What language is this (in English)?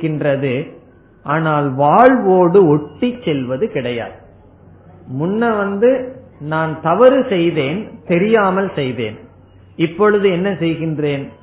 Tamil